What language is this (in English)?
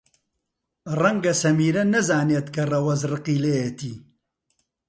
Central Kurdish